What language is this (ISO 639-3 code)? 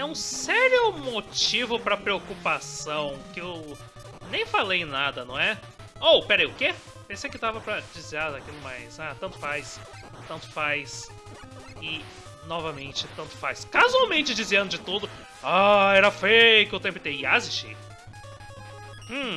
por